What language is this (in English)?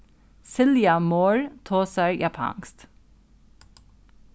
Faroese